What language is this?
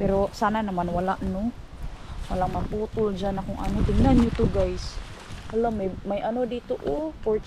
Filipino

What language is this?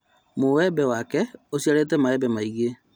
Kikuyu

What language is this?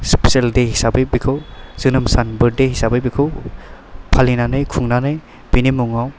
Bodo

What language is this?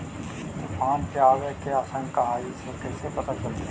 Magahi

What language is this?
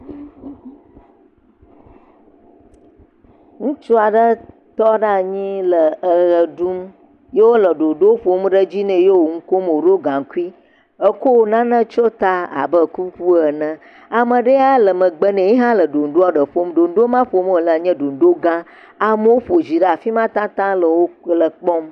Ewe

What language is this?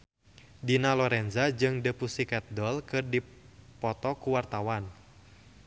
Sundanese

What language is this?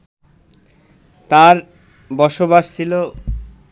Bangla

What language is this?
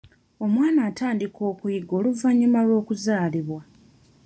Ganda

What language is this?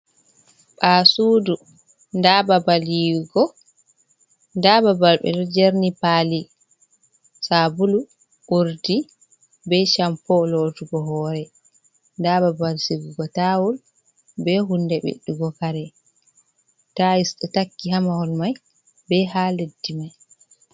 Fula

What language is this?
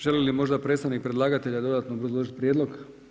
Croatian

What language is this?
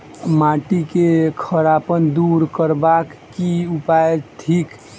Maithili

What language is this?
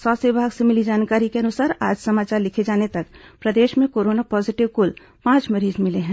Hindi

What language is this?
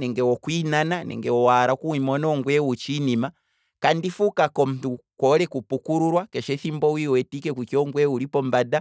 Kwambi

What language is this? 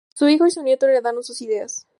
Spanish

